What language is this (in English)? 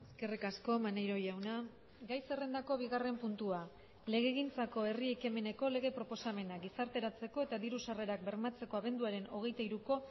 Basque